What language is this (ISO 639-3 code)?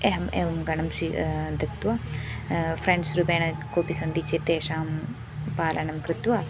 san